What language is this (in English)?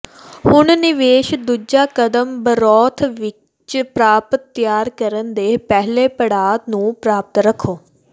Punjabi